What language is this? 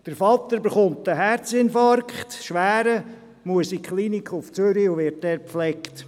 Swiss German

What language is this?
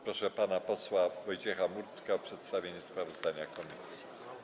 Polish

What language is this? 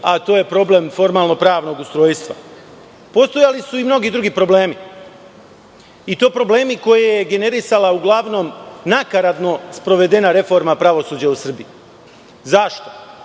Serbian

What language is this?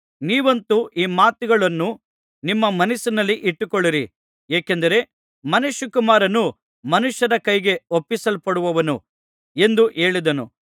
Kannada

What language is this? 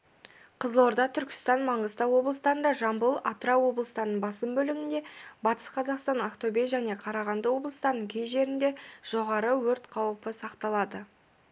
Kazakh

